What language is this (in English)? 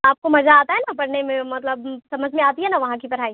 Urdu